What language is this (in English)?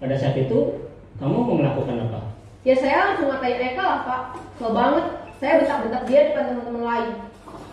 Indonesian